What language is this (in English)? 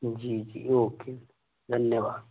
Hindi